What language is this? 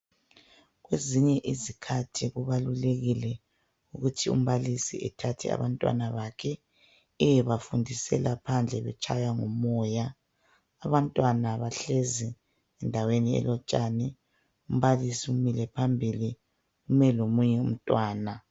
North Ndebele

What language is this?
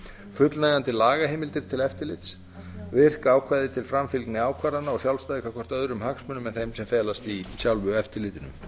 Icelandic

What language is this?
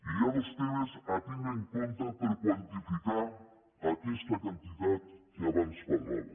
Catalan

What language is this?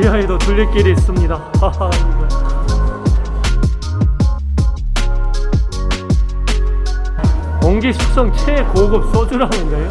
Korean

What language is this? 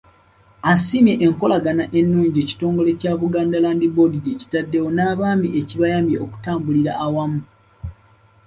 Ganda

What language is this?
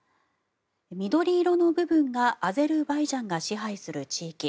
Japanese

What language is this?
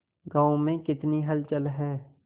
Hindi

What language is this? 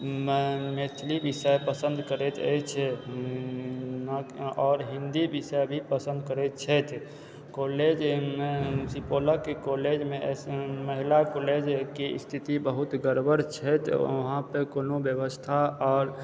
Maithili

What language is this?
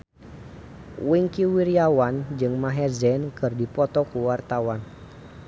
Sundanese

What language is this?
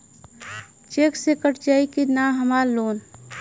Bhojpuri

